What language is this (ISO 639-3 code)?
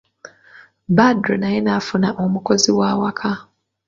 lug